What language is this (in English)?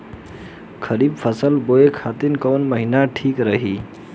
Bhojpuri